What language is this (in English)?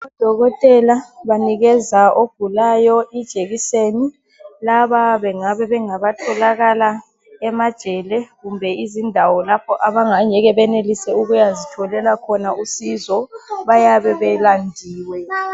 North Ndebele